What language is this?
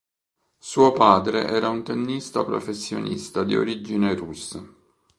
Italian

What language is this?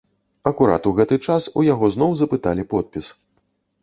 Belarusian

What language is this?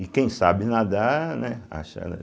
Portuguese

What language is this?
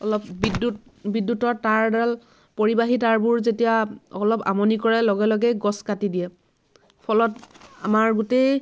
Assamese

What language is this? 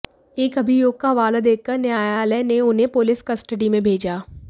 Hindi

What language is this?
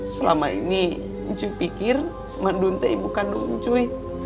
Indonesian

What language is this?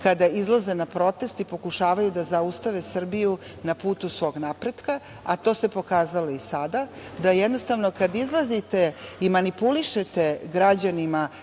Serbian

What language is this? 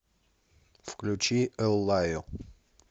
Russian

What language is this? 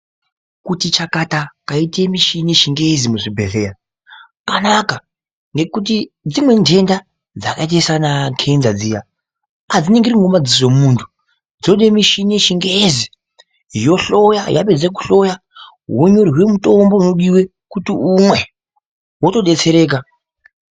Ndau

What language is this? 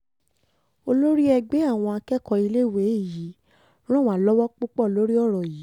Yoruba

